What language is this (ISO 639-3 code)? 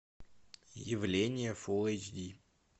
rus